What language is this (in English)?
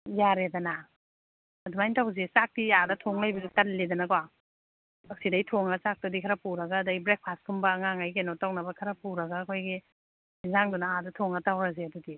Manipuri